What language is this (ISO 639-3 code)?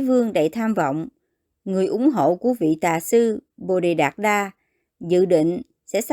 vie